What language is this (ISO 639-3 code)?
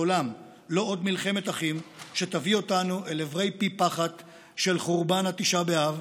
heb